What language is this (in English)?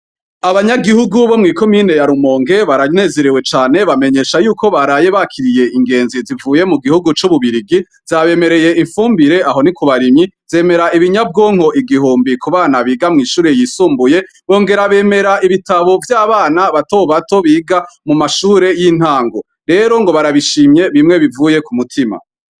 Rundi